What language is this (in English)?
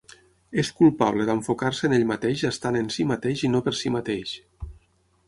Catalan